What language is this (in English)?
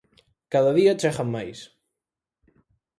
Galician